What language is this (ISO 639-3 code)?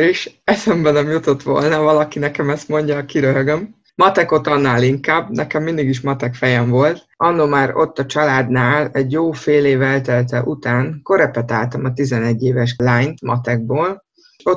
hun